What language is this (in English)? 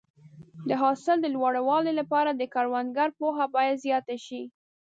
Pashto